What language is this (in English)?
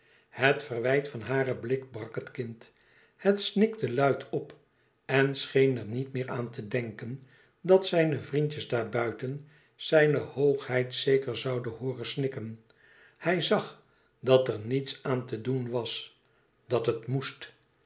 Dutch